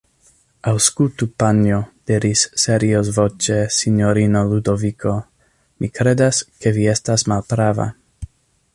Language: Esperanto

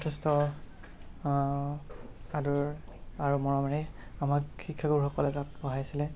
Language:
Assamese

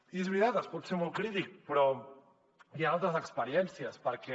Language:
Catalan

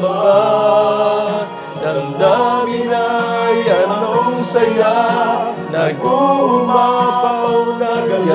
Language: Arabic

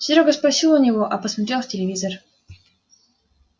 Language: Russian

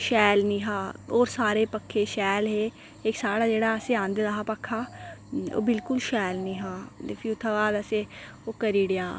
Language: Dogri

